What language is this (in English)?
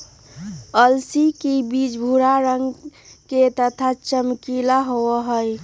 Magahi